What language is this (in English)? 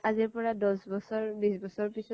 Assamese